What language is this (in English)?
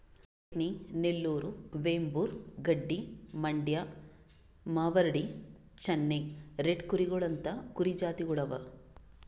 Kannada